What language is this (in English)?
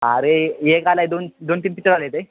Marathi